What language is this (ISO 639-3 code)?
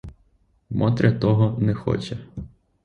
ukr